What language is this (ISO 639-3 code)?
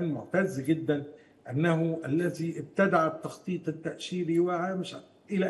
ara